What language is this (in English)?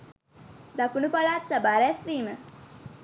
Sinhala